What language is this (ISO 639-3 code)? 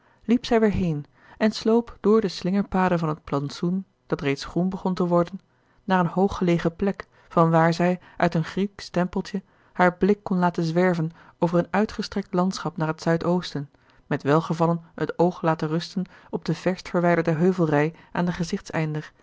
nld